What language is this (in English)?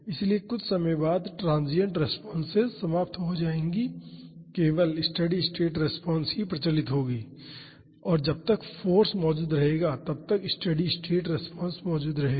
Hindi